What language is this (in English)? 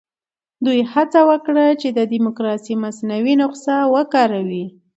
Pashto